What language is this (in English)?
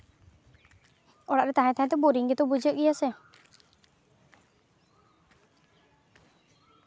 Santali